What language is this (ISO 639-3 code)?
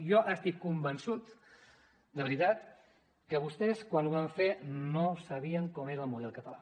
cat